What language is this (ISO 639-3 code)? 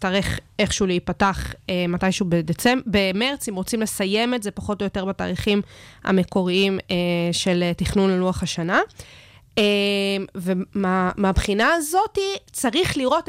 heb